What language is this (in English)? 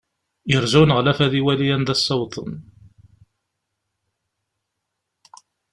Kabyle